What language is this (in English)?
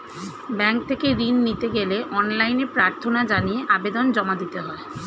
Bangla